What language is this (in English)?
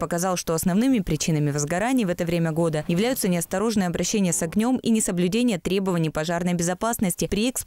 Russian